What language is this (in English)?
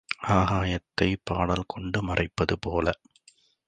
Tamil